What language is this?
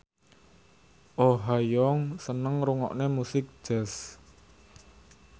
Javanese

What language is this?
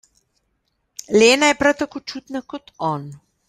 Slovenian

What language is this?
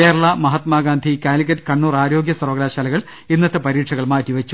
Malayalam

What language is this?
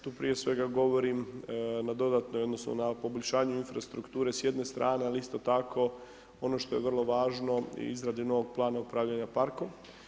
Croatian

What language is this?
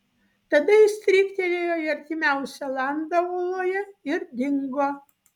Lithuanian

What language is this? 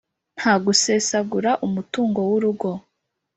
Kinyarwanda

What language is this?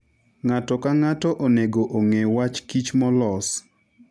Luo (Kenya and Tanzania)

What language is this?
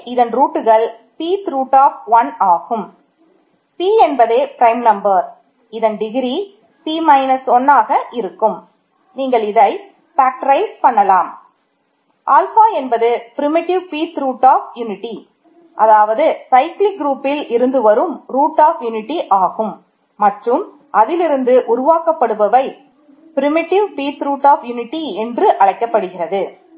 Tamil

